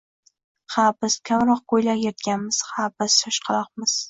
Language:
Uzbek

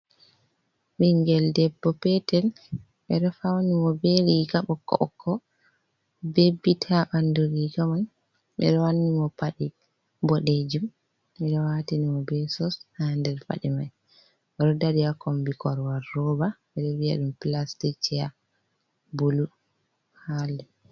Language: Fula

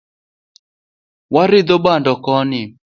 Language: Luo (Kenya and Tanzania)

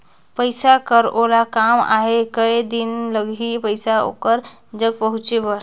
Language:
Chhattisgarhi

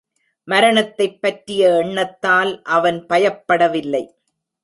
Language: Tamil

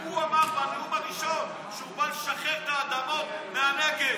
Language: Hebrew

